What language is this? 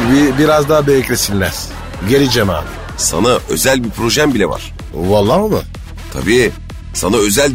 Turkish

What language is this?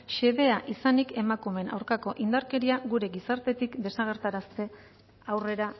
Basque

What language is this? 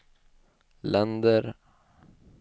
Swedish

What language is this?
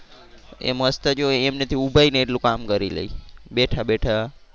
Gujarati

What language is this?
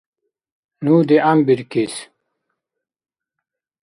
Dargwa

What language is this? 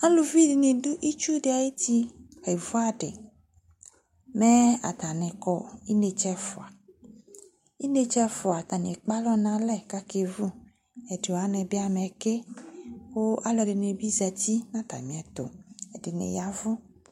Ikposo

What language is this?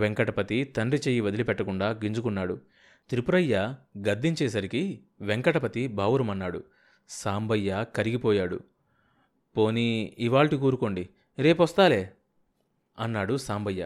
Telugu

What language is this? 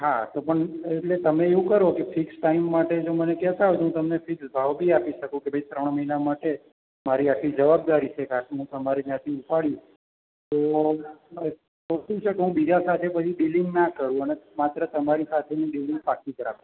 Gujarati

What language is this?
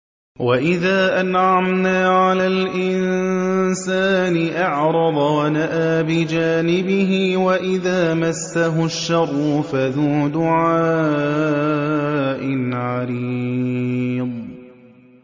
Arabic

